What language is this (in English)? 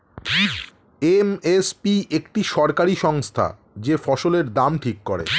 Bangla